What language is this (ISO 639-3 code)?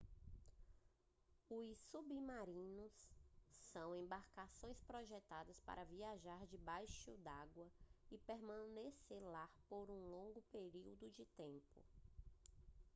por